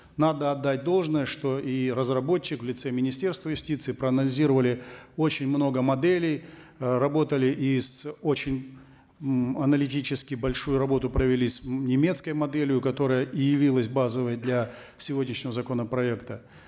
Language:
Kazakh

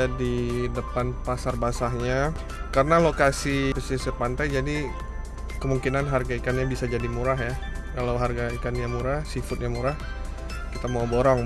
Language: Indonesian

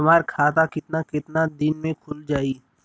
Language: Bhojpuri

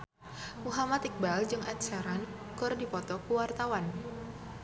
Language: Sundanese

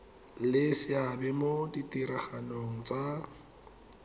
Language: Tswana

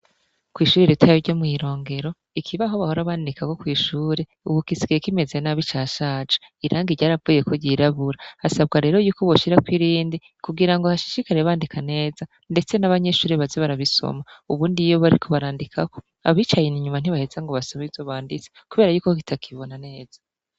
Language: Rundi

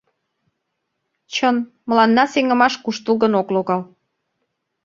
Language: Mari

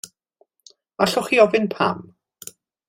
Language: Welsh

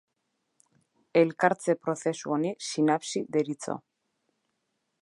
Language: Basque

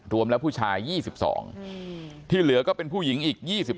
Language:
Thai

